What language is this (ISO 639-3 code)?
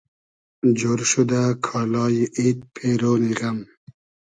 haz